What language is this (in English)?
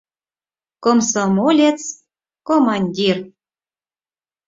Mari